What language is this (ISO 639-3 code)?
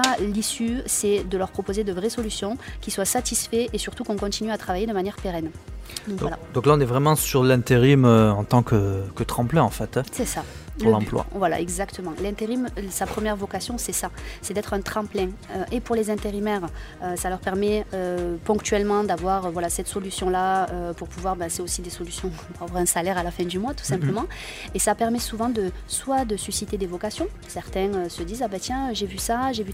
fra